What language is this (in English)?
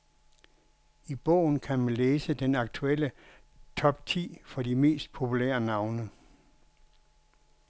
Danish